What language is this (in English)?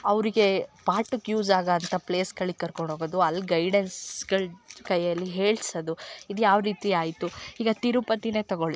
Kannada